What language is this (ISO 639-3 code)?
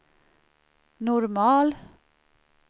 swe